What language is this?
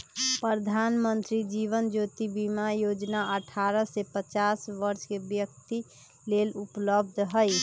Magahi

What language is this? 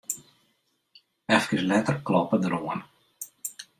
Western Frisian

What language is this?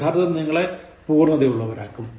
Malayalam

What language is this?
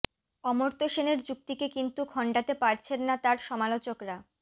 Bangla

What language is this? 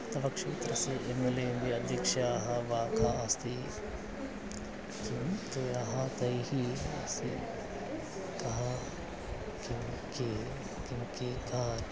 Sanskrit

